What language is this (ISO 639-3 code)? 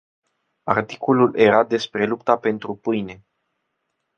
ron